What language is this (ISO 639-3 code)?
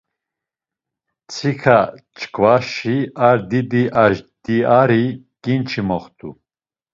lzz